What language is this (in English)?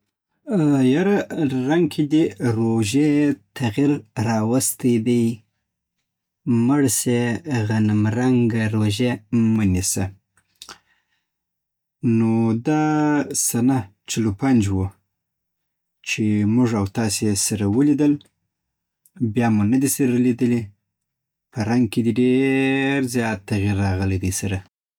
Southern Pashto